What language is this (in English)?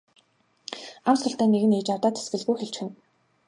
Mongolian